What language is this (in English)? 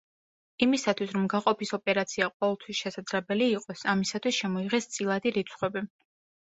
Georgian